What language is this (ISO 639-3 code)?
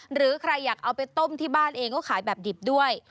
tha